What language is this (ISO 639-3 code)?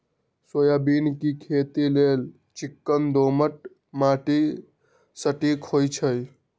mag